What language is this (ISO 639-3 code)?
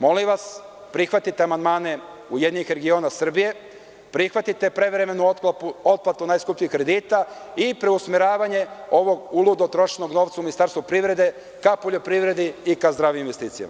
srp